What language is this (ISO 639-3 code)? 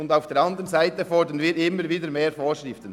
gsw